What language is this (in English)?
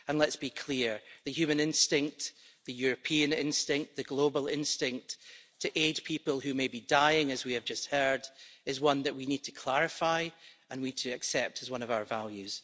English